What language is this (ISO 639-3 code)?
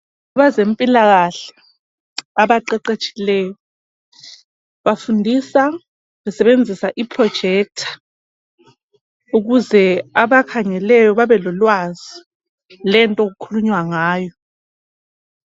nde